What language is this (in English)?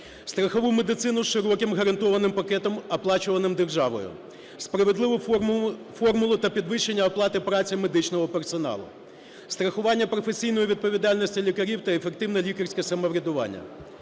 Ukrainian